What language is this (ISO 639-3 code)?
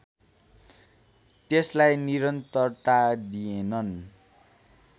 nep